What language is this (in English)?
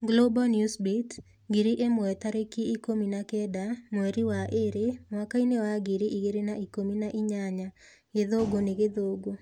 Kikuyu